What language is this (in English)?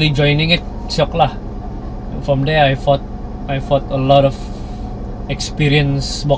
Malay